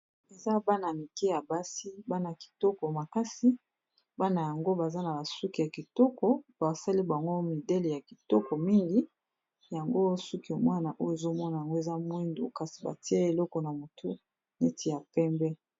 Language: Lingala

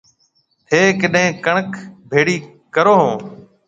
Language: Marwari (Pakistan)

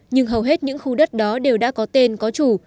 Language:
Vietnamese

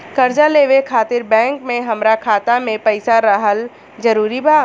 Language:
Bhojpuri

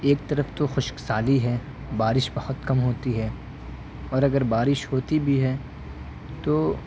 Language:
Urdu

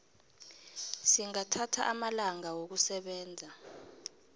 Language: South Ndebele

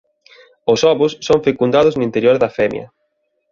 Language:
Galician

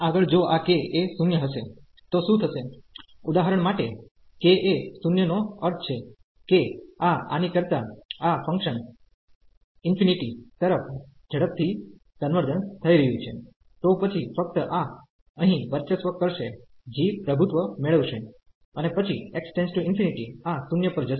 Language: Gujarati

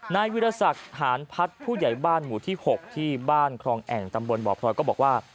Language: Thai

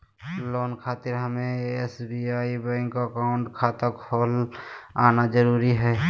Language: Magahi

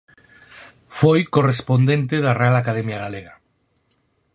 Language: Galician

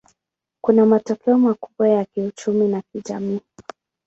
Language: Swahili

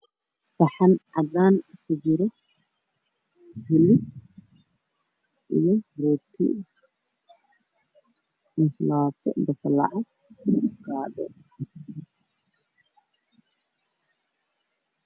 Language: Somali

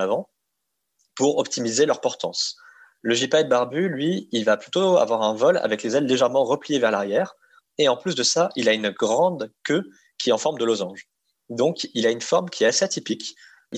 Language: French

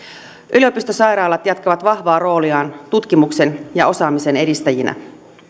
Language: Finnish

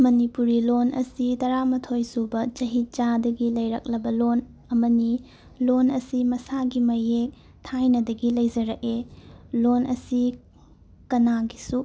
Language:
Manipuri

